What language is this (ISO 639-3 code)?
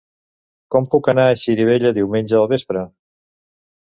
cat